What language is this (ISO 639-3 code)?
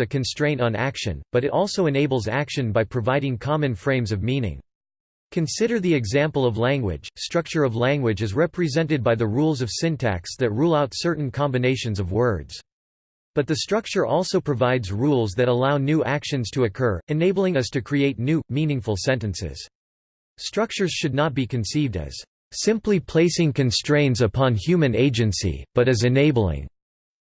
eng